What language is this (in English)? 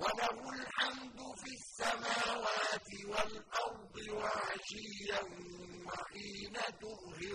Arabic